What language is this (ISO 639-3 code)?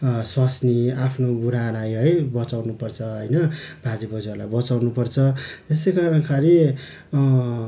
nep